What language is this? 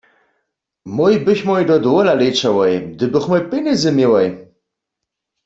Upper Sorbian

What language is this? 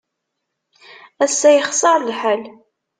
Kabyle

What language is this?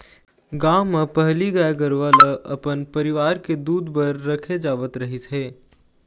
Chhattisgarhi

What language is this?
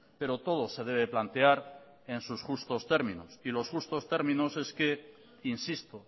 Spanish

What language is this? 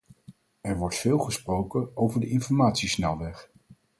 Dutch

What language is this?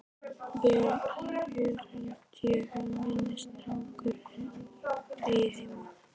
Icelandic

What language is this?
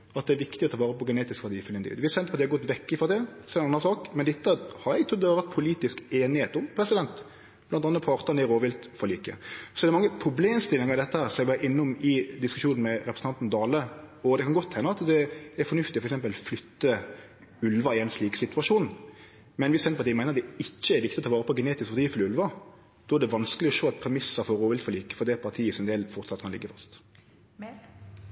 Norwegian Nynorsk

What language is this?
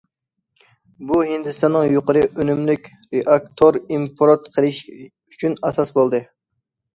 Uyghur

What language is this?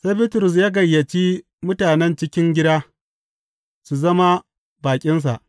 Hausa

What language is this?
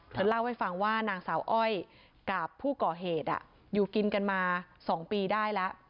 Thai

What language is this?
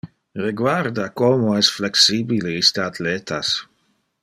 Interlingua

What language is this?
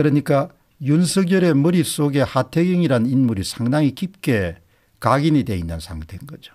Korean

